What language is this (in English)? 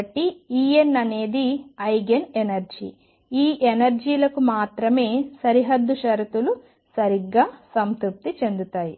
Telugu